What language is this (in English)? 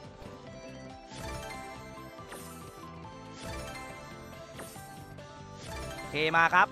Thai